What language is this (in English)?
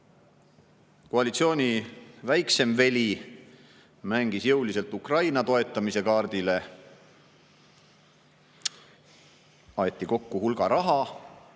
Estonian